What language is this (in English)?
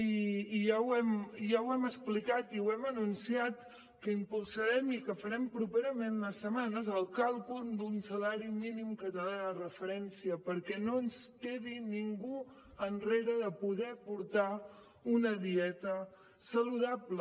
Catalan